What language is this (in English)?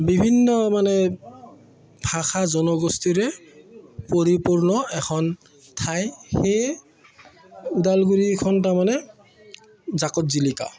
Assamese